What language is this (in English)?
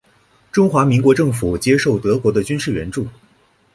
Chinese